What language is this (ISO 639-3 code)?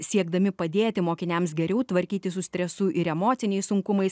lit